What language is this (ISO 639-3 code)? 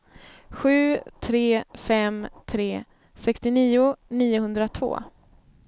swe